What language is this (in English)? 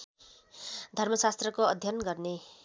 Nepali